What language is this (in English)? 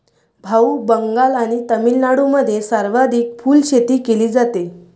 Marathi